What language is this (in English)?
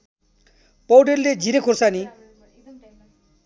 Nepali